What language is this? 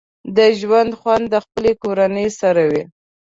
Pashto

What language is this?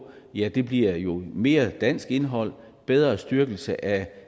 Danish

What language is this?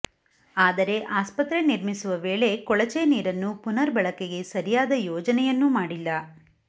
Kannada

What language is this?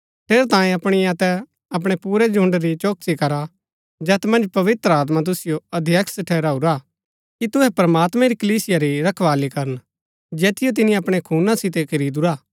Gaddi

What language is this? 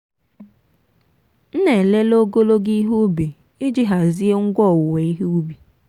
Igbo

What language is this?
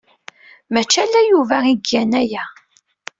Kabyle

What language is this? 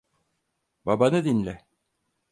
Turkish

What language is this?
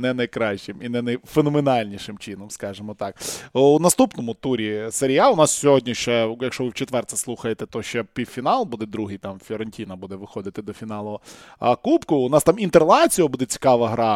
Ukrainian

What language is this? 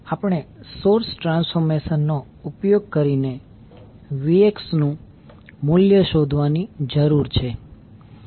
Gujarati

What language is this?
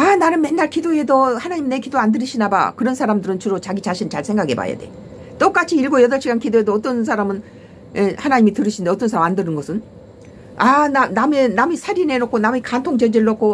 Korean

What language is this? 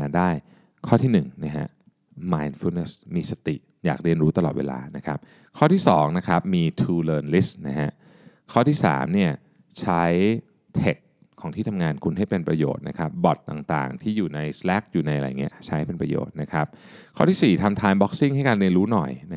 Thai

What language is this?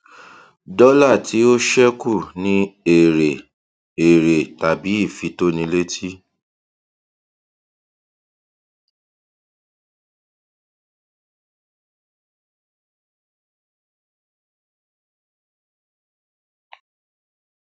Yoruba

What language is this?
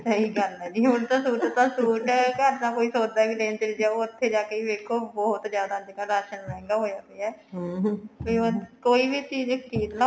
Punjabi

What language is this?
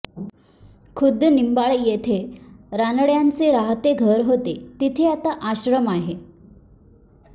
Marathi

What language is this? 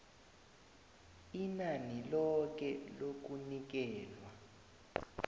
South Ndebele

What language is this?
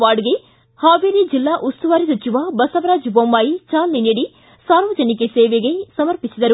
Kannada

